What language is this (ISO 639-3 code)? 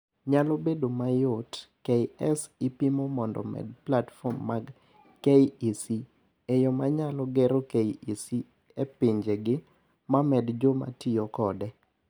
luo